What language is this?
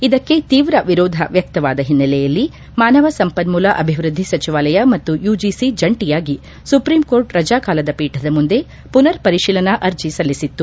Kannada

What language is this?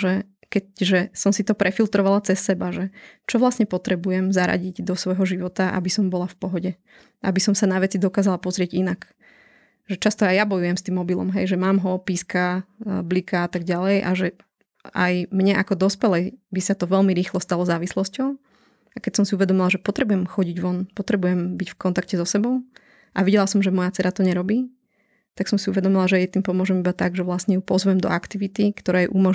Slovak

